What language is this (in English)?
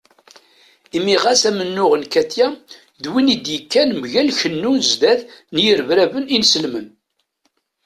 Kabyle